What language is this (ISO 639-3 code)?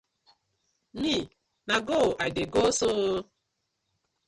pcm